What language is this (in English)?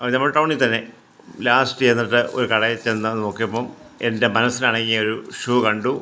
Malayalam